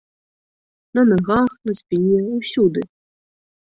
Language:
Belarusian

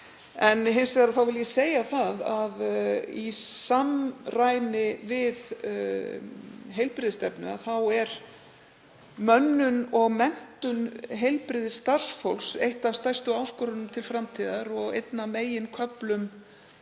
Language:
Icelandic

